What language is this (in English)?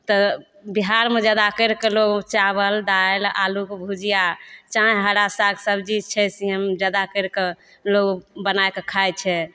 Maithili